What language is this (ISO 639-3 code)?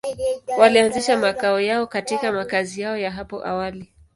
swa